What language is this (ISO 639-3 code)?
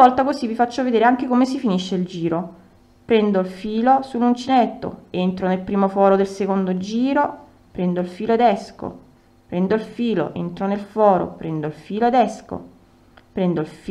ita